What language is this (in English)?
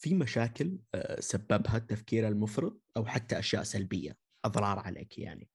Arabic